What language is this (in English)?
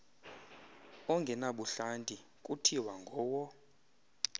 Xhosa